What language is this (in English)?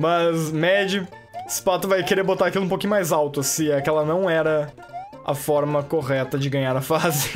Portuguese